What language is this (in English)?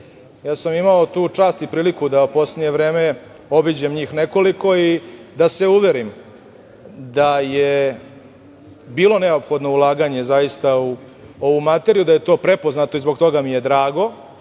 Serbian